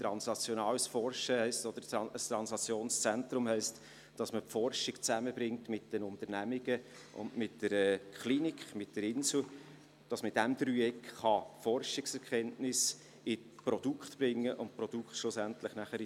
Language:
Swiss German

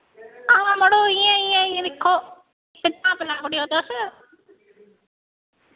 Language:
Dogri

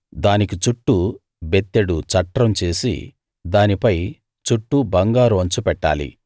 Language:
Telugu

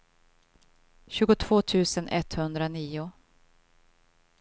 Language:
Swedish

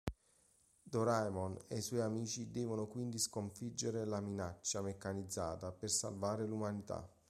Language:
Italian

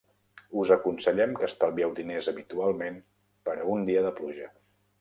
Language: Catalan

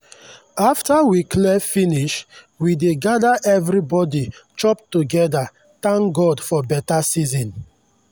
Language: Nigerian Pidgin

